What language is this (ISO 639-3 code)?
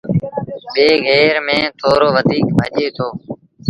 sbn